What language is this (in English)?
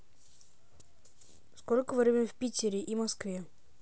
Russian